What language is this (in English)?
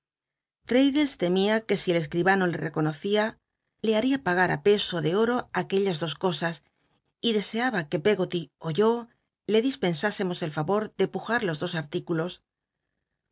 Spanish